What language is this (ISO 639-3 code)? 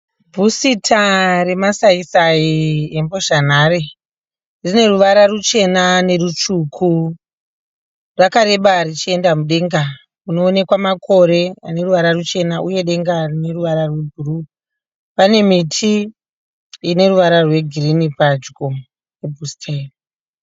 sna